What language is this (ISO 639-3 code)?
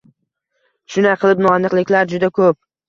uzb